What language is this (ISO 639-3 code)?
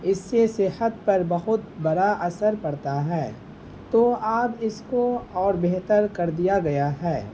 urd